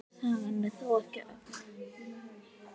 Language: Icelandic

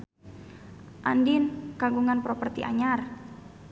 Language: Sundanese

